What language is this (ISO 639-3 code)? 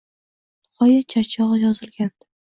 uzb